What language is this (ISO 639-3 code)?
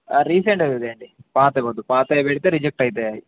tel